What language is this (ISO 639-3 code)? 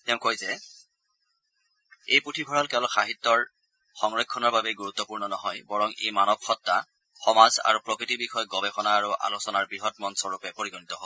asm